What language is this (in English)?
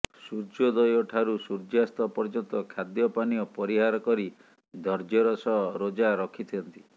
Odia